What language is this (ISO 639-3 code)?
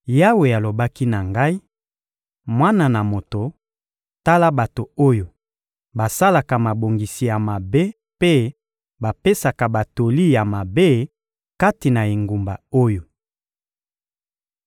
lin